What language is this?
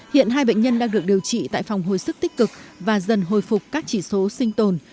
Vietnamese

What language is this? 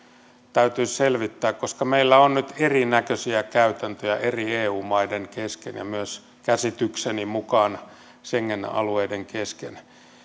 Finnish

